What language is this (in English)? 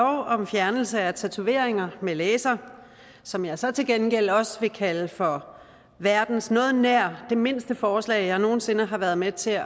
Danish